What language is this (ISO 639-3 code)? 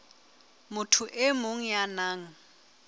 sot